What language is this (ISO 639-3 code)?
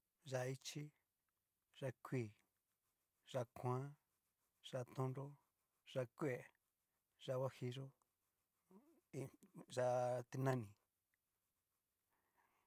miu